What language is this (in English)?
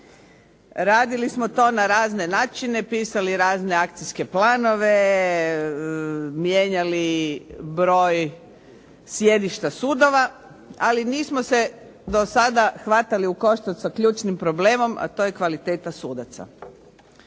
Croatian